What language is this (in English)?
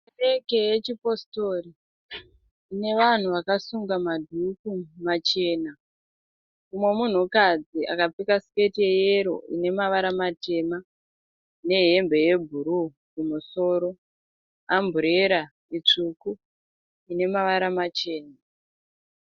Shona